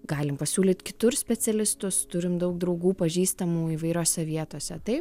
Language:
Lithuanian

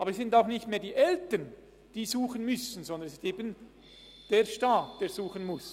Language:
Swiss German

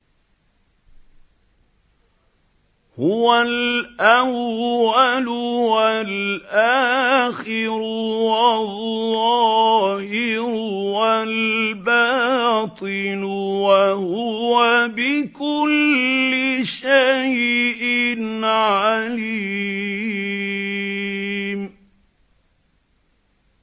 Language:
Arabic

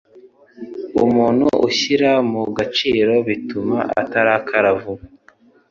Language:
Kinyarwanda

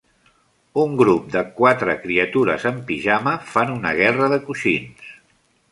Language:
Catalan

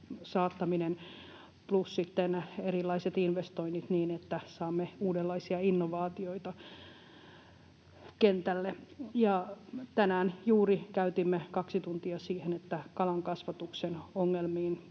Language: Finnish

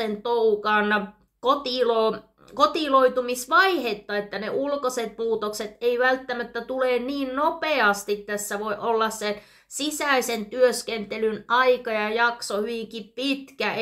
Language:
Finnish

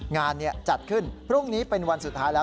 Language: Thai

